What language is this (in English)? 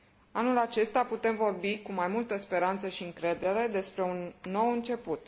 Romanian